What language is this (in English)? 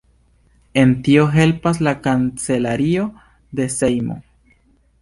Esperanto